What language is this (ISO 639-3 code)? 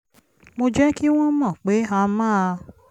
yor